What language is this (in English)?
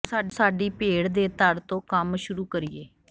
Punjabi